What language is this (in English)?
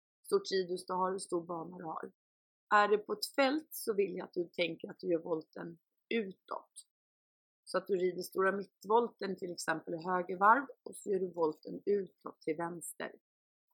Swedish